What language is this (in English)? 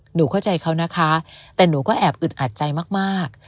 Thai